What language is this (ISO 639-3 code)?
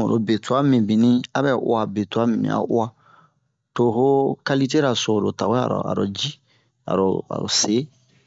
bmq